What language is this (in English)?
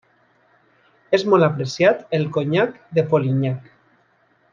Catalan